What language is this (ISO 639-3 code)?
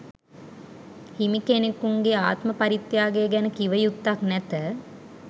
sin